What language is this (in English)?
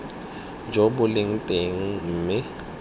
Tswana